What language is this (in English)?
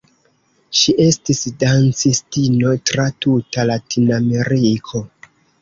Esperanto